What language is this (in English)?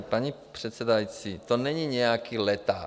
Czech